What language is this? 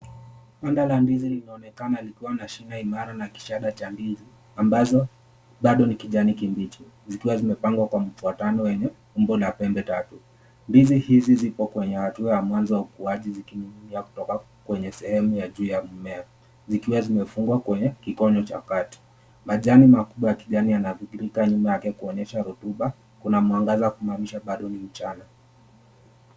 Swahili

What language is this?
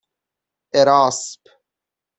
Persian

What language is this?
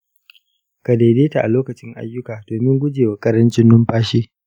Hausa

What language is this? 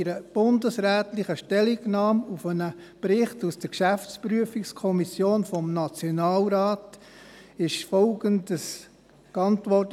Swiss German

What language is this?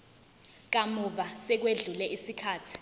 Zulu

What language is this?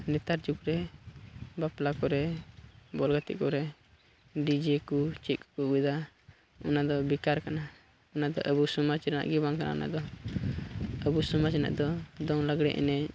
Santali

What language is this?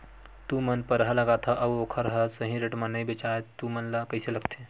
Chhattisgarhi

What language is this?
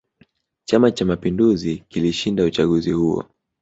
Swahili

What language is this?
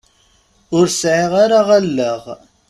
Kabyle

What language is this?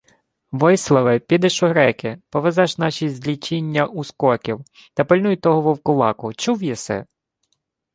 Ukrainian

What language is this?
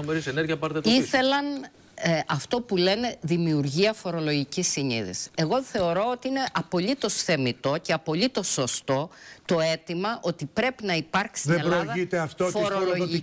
Greek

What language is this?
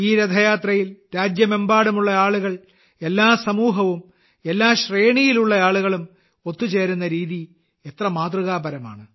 Malayalam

